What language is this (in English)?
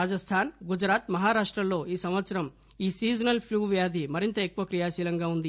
Telugu